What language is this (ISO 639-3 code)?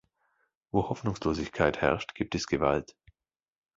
deu